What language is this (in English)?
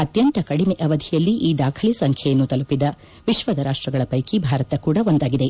Kannada